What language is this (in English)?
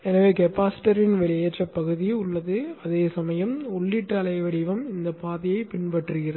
Tamil